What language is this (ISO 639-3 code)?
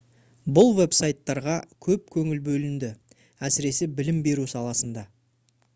kaz